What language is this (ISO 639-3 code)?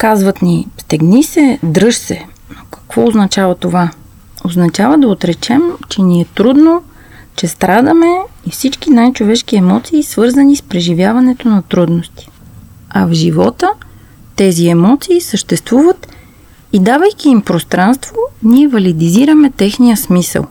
bul